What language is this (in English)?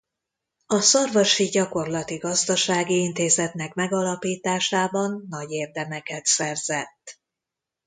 Hungarian